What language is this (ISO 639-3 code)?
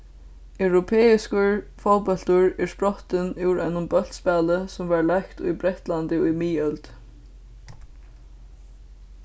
fao